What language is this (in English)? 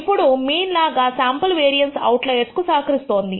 Telugu